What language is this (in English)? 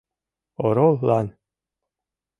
Mari